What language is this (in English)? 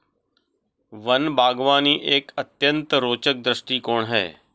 Hindi